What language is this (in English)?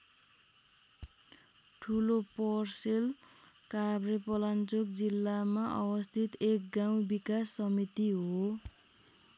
Nepali